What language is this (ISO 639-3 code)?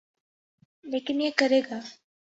urd